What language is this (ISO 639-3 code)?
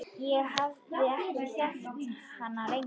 isl